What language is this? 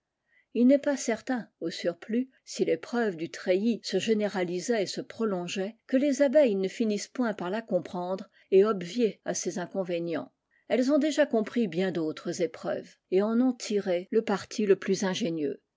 French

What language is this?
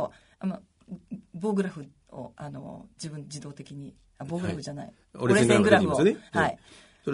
Japanese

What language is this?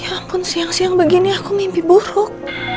Indonesian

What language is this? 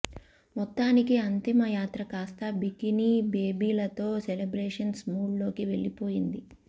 Telugu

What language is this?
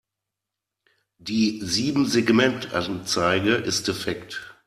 German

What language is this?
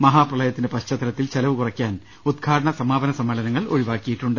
Malayalam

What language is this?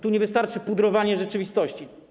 Polish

